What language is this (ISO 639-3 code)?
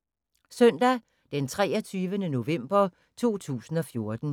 dan